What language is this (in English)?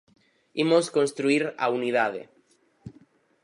Galician